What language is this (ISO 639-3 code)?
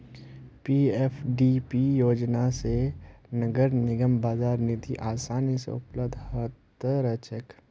mag